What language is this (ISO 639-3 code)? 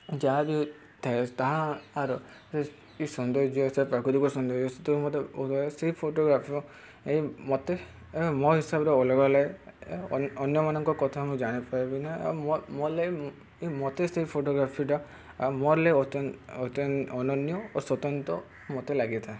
ori